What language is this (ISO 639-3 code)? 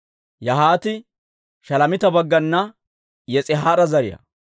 dwr